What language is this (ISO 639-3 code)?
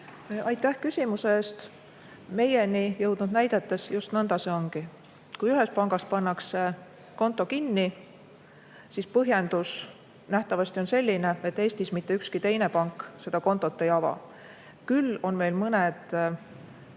est